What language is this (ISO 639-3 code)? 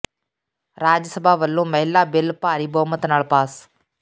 pan